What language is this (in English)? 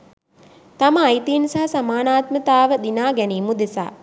Sinhala